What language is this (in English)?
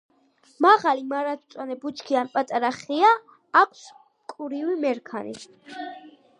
Georgian